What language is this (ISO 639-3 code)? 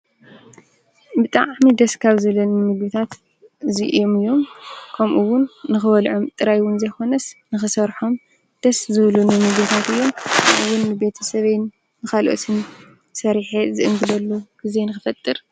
tir